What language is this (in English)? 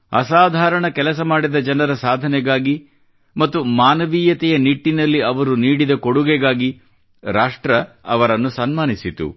Kannada